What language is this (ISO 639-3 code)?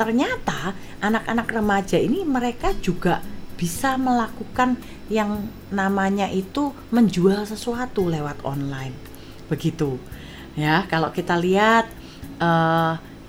ind